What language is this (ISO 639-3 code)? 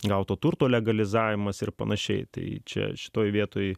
lit